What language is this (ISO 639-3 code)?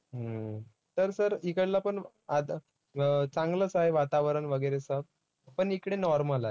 mar